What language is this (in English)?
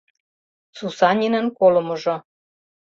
Mari